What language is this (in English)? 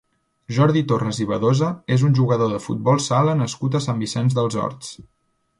Catalan